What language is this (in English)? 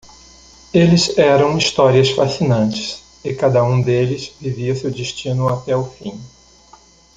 Portuguese